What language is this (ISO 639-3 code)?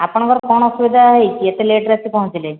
ori